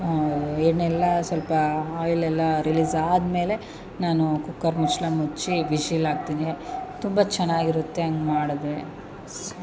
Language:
Kannada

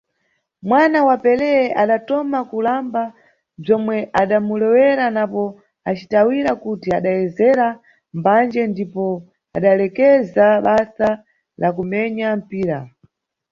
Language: Nyungwe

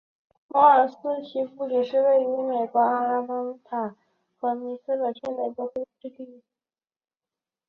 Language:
Chinese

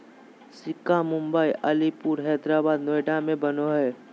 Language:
Magahi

